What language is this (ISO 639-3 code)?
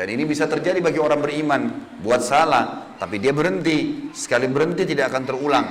ind